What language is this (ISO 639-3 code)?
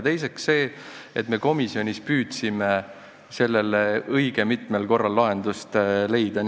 est